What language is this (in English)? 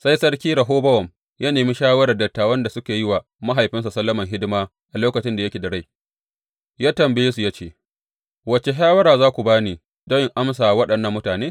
Hausa